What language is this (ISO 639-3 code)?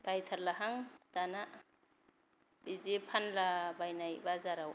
brx